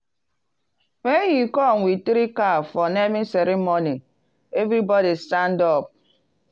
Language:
Nigerian Pidgin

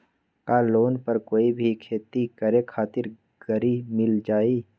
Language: Magahi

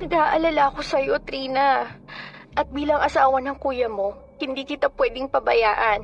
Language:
Filipino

